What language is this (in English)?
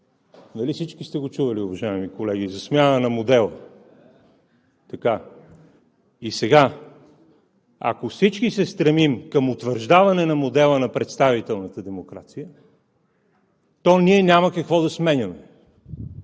Bulgarian